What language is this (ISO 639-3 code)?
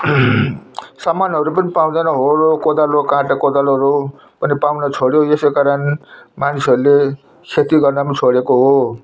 nep